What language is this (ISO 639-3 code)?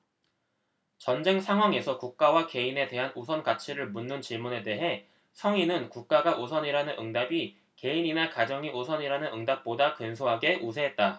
kor